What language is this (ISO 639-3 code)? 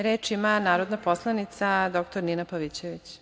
srp